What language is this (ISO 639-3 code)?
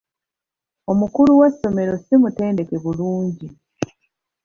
lug